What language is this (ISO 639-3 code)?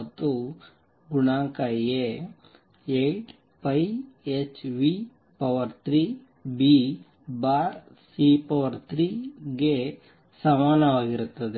kan